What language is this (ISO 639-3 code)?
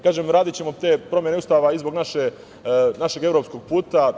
srp